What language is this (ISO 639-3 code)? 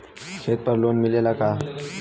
bho